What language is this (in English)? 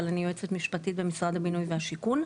Hebrew